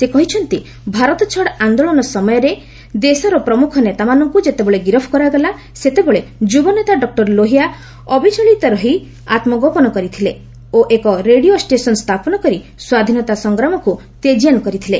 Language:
Odia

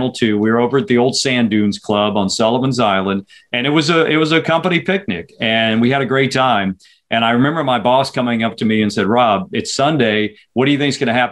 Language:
English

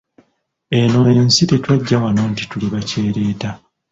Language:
Ganda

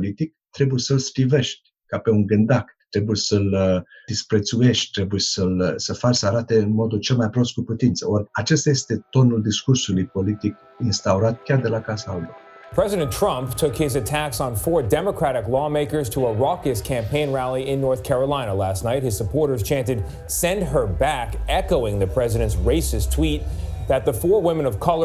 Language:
Romanian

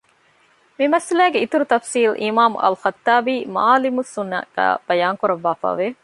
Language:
Divehi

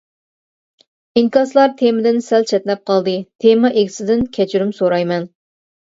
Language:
Uyghur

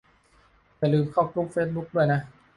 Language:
Thai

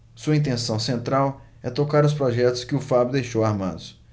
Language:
Portuguese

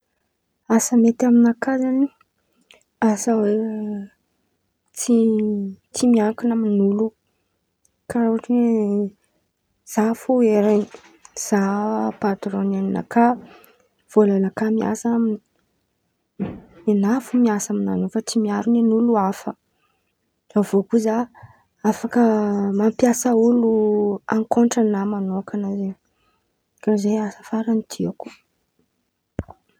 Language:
Antankarana Malagasy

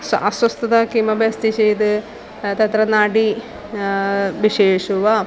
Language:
Sanskrit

